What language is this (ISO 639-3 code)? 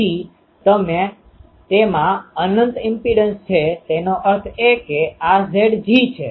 guj